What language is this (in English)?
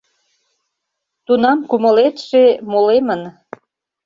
Mari